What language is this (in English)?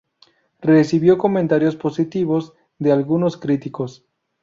Spanish